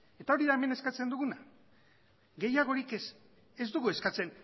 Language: Basque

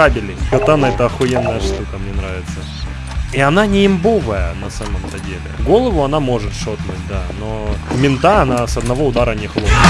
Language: Russian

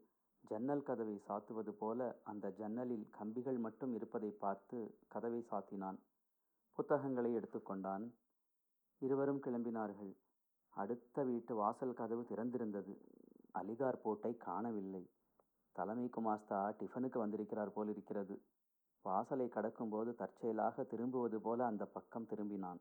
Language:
Tamil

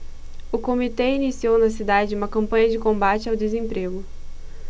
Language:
Portuguese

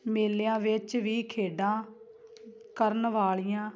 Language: Punjabi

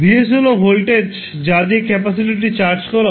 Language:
Bangla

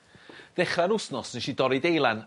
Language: Welsh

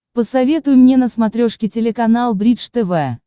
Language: Russian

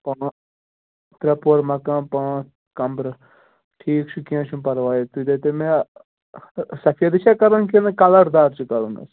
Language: Kashmiri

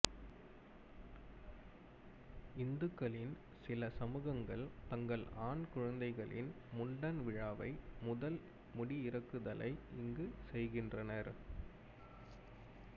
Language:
Tamil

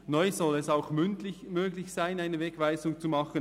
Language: Swiss German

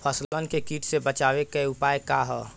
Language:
Bhojpuri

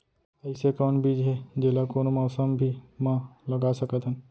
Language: Chhattisgarhi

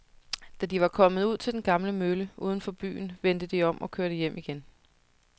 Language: Danish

